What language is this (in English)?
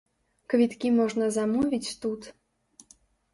Belarusian